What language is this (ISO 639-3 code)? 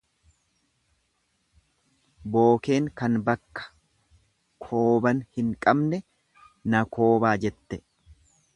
orm